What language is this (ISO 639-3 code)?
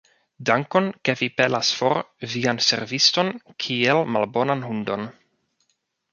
epo